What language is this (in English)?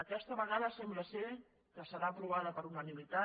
Catalan